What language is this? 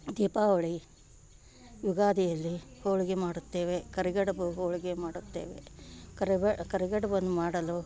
Kannada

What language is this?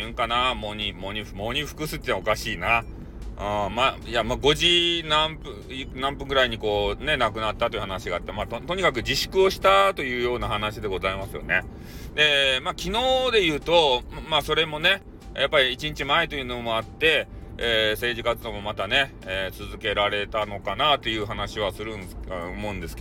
Japanese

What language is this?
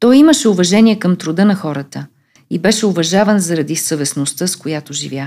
Bulgarian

